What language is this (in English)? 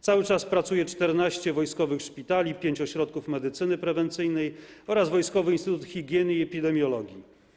Polish